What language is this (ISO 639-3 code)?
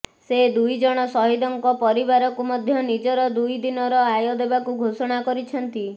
ori